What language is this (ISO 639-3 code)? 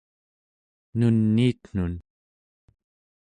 esu